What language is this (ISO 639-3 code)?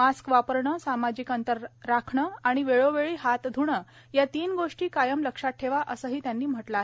mar